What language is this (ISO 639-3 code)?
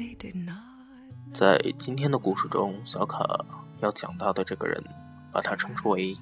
zho